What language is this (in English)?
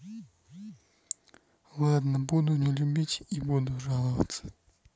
Russian